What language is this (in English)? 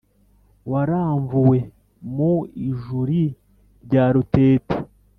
Kinyarwanda